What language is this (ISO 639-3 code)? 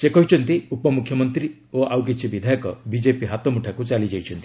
ori